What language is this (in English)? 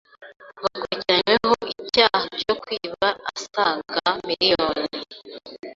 Kinyarwanda